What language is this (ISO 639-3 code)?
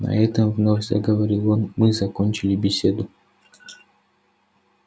rus